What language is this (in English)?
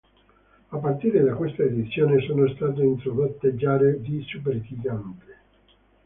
Italian